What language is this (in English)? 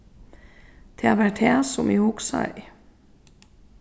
Faroese